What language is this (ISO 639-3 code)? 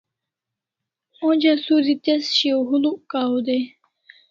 kls